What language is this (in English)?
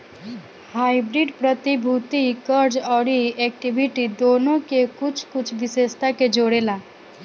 Bhojpuri